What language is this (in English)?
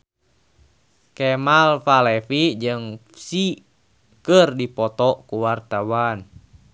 Sundanese